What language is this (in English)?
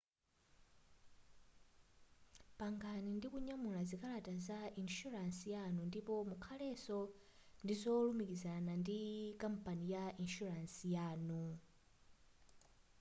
Nyanja